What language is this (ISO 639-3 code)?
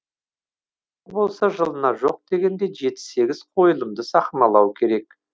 kaz